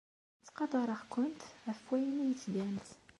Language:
Kabyle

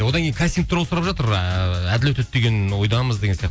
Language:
Kazakh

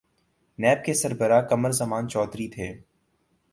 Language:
Urdu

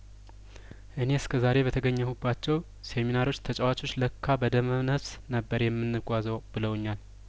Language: Amharic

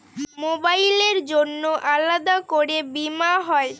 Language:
Bangla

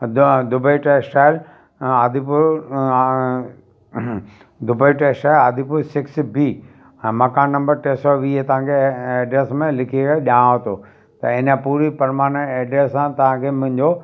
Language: Sindhi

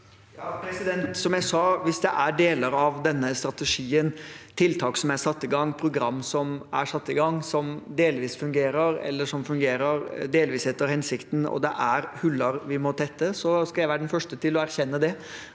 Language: Norwegian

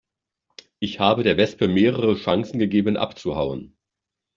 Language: German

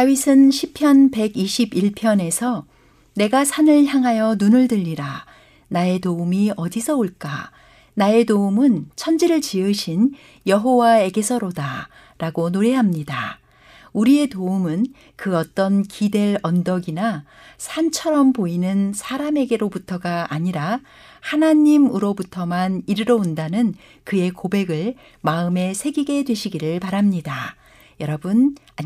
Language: Korean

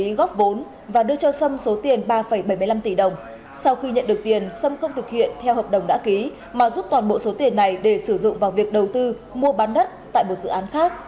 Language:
Vietnamese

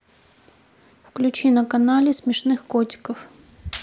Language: Russian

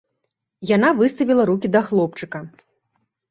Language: Belarusian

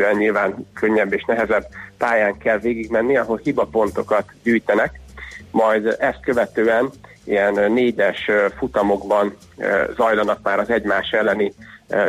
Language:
Hungarian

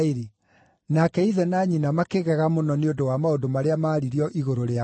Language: Kikuyu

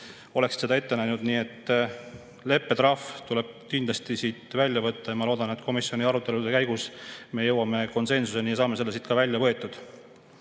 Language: Estonian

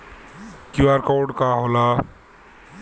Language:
Bhojpuri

